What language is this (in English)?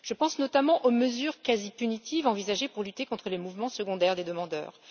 French